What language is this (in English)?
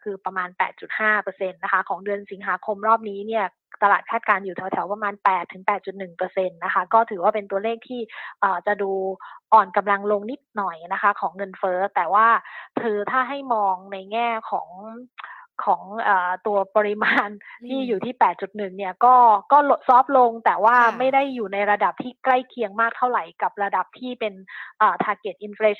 Thai